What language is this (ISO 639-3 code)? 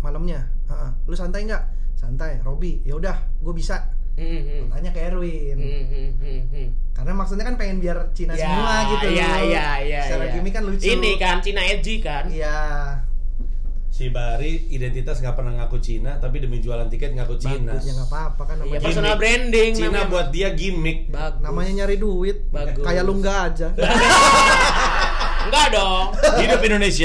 ind